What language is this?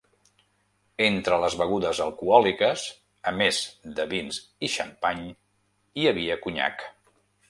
Catalan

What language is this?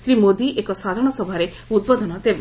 Odia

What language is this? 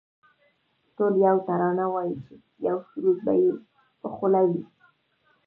Pashto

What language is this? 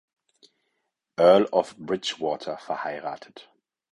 German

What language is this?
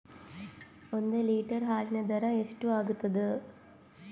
Kannada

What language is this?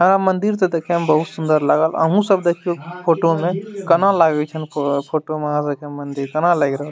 Maithili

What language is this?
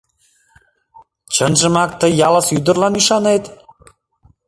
Mari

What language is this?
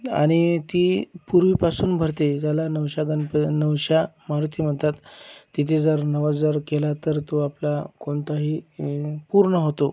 Marathi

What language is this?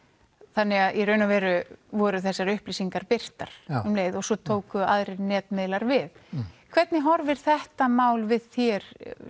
Icelandic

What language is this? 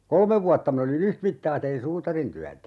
Finnish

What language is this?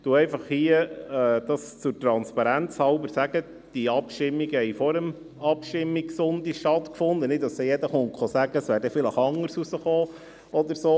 Swiss German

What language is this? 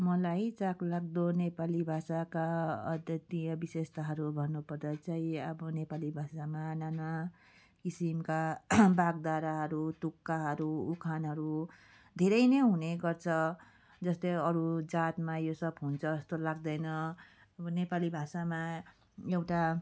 Nepali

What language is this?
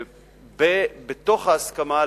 Hebrew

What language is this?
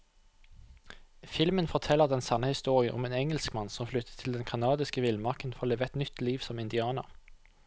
Norwegian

